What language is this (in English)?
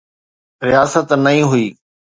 Sindhi